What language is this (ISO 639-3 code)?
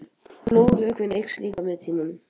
isl